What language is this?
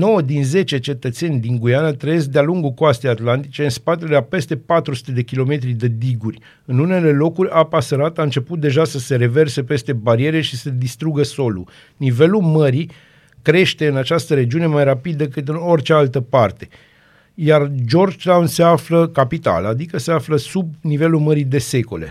Romanian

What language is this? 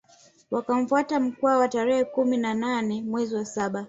Swahili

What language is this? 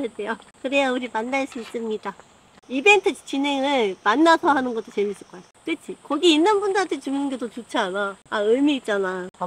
Korean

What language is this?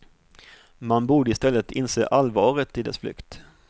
Swedish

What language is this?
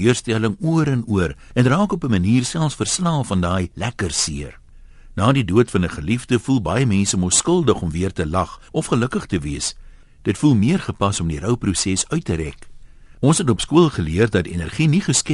Dutch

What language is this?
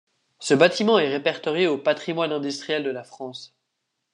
French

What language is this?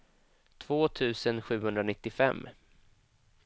Swedish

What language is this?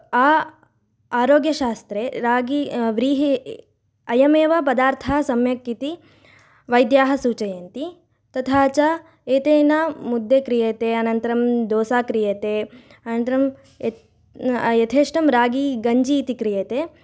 Sanskrit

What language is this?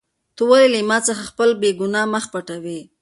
Pashto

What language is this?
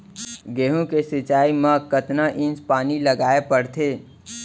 Chhattisgarhi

